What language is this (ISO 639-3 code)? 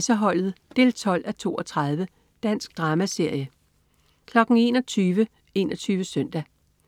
dan